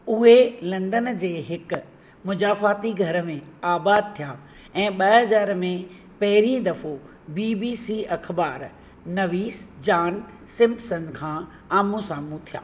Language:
Sindhi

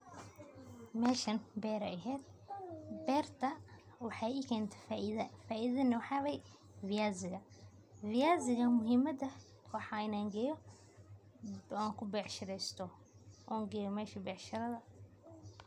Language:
Somali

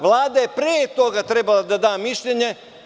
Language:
Serbian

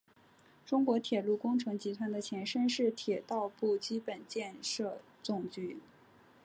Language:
Chinese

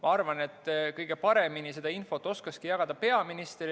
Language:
Estonian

